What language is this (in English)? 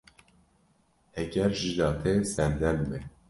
Kurdish